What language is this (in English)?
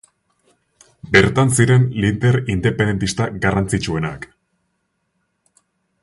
Basque